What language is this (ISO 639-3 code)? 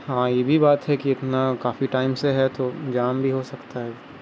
urd